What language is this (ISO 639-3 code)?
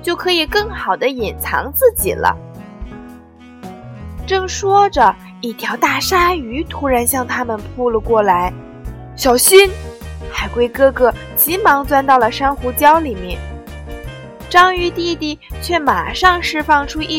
zho